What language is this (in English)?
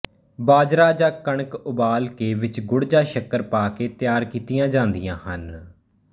Punjabi